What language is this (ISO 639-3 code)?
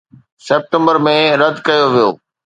snd